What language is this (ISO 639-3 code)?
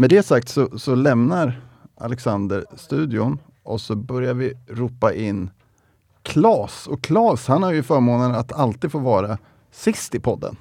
swe